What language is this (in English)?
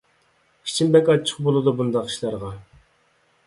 Uyghur